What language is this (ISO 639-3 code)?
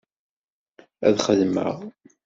kab